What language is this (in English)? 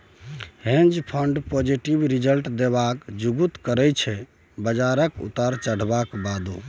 Maithili